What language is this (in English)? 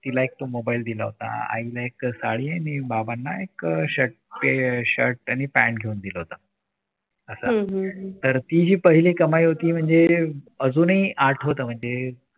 Marathi